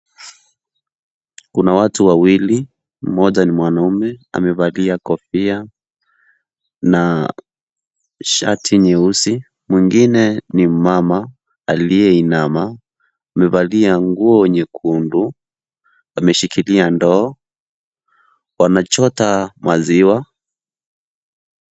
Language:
Swahili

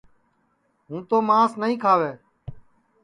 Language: Sansi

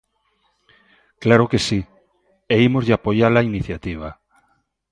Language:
Galician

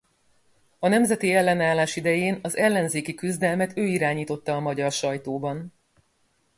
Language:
Hungarian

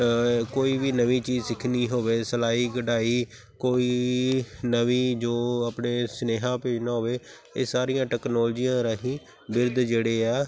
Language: Punjabi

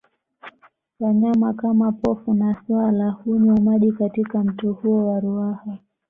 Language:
Swahili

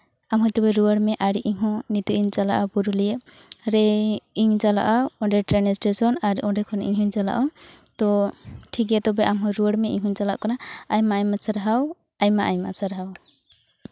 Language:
Santali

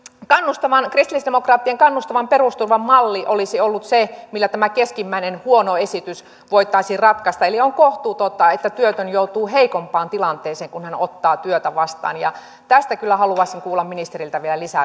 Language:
Finnish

